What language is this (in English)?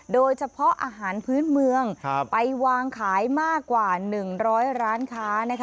Thai